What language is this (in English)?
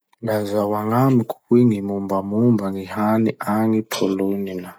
Masikoro Malagasy